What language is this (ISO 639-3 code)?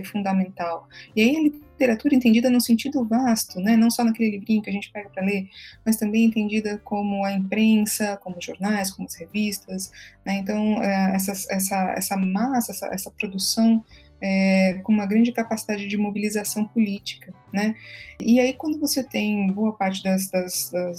por